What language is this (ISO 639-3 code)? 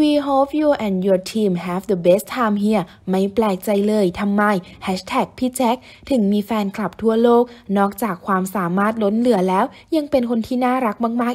tha